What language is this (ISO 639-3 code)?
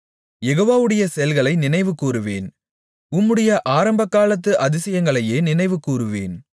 tam